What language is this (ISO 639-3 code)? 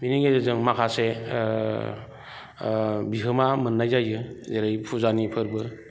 brx